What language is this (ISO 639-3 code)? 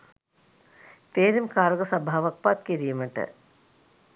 sin